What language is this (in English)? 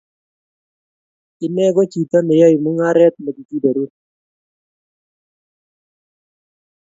Kalenjin